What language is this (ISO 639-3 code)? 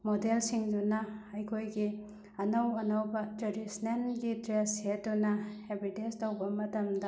mni